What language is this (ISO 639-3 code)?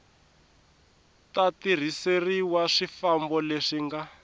tso